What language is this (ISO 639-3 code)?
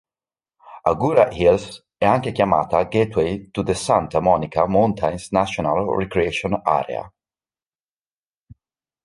ita